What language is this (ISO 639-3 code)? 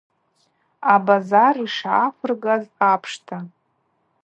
abq